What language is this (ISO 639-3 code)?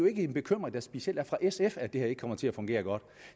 dan